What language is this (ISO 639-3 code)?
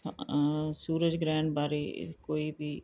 pan